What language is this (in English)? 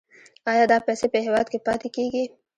Pashto